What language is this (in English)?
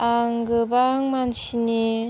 Bodo